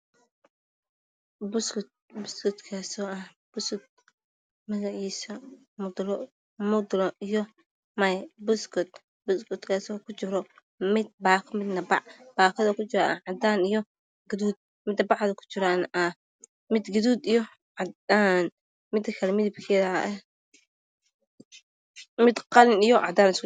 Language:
Somali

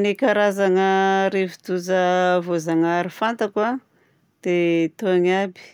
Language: Southern Betsimisaraka Malagasy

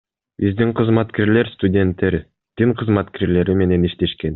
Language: Kyrgyz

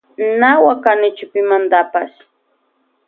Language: Loja Highland Quichua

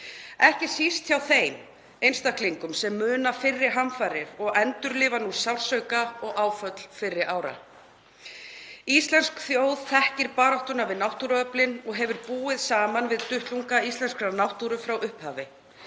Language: Icelandic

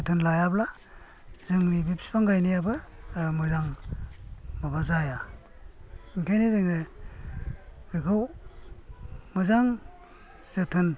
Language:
Bodo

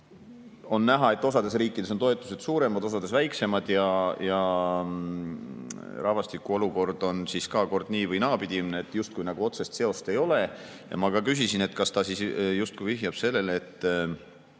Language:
Estonian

